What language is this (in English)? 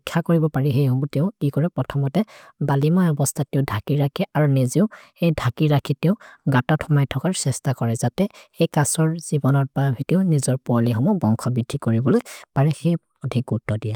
Maria (India)